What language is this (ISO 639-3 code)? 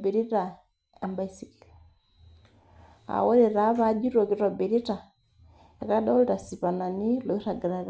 mas